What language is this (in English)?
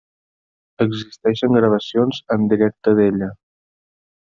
Catalan